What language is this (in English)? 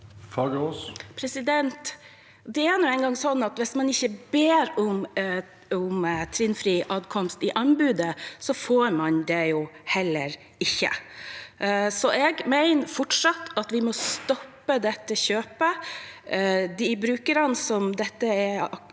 Norwegian